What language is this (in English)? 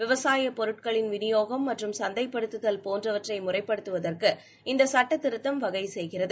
Tamil